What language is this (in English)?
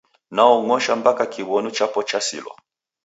Taita